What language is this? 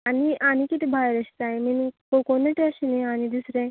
Konkani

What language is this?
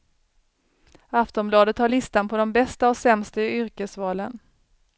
Swedish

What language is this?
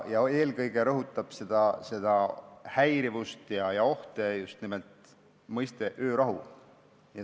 Estonian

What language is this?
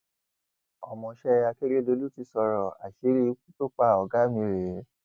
Yoruba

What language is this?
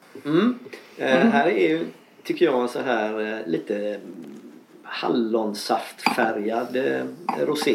Swedish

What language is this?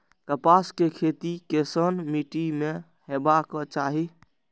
Maithili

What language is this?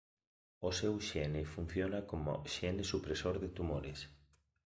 Galician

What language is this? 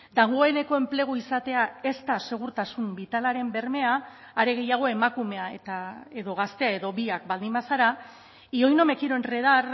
Basque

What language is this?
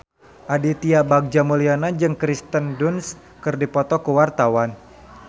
Sundanese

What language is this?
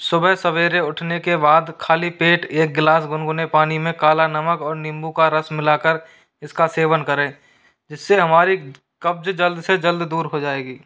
Hindi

